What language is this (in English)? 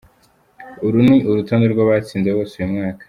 Kinyarwanda